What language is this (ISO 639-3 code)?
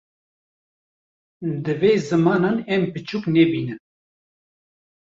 kur